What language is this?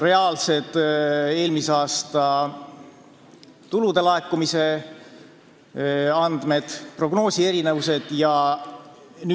Estonian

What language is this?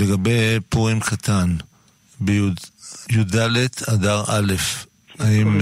Hebrew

